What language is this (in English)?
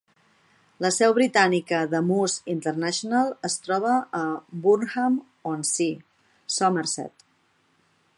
Catalan